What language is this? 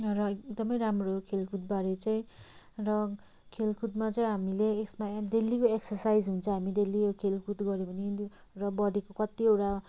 Nepali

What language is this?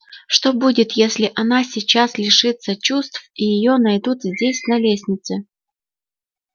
Russian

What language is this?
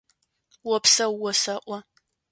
Adyghe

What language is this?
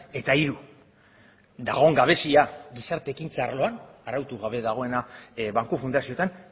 Basque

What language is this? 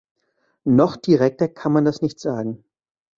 German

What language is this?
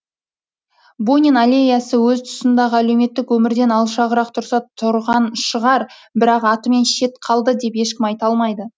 Kazakh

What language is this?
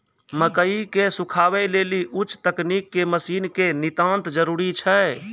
Maithili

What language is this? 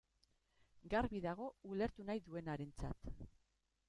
Basque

